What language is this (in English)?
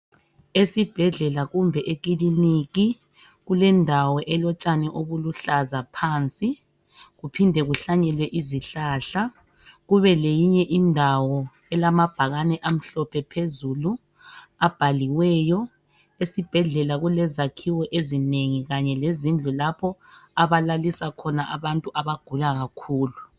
North Ndebele